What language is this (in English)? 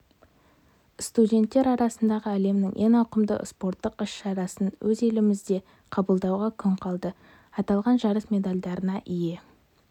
Kazakh